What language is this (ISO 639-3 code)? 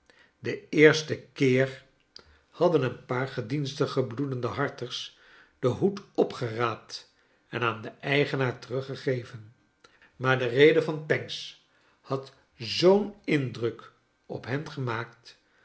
nld